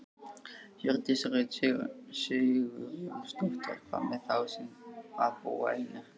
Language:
Icelandic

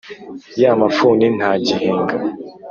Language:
Kinyarwanda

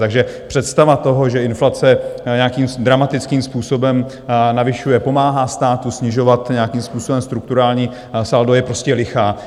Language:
Czech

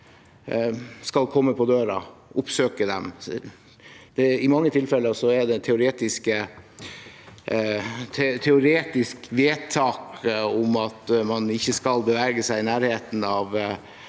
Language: Norwegian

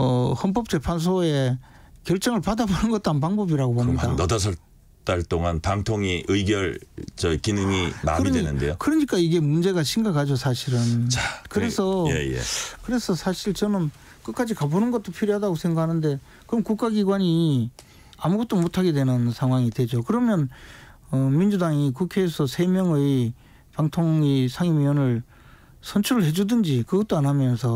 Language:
Korean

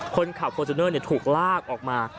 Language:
Thai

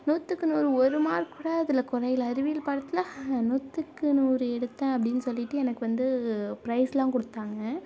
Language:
Tamil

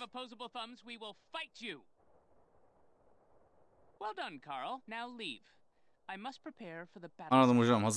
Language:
Turkish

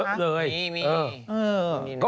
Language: Thai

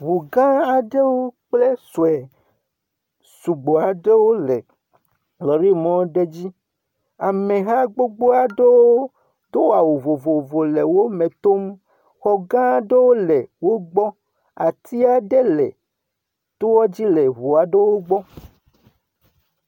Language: Ewe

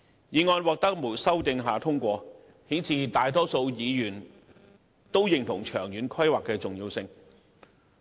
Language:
Cantonese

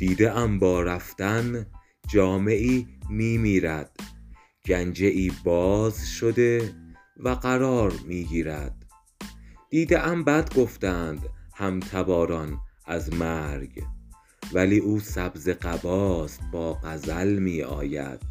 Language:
Persian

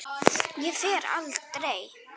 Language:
Icelandic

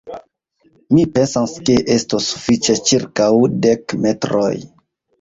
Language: Esperanto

